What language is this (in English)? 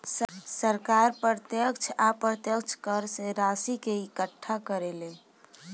Bhojpuri